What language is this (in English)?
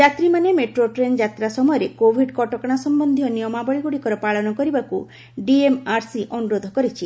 Odia